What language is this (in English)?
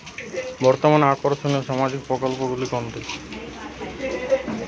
Bangla